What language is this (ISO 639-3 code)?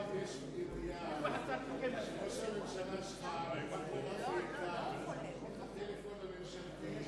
heb